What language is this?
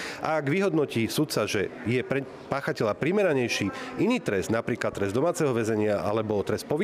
Slovak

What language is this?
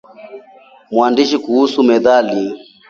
Swahili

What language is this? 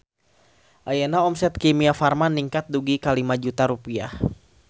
Sundanese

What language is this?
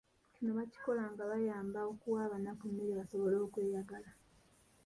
Ganda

